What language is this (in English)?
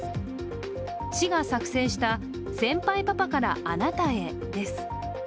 Japanese